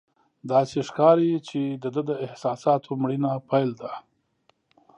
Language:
Pashto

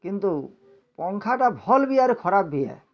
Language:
Odia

